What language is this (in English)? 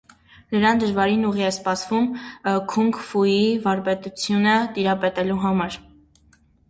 Armenian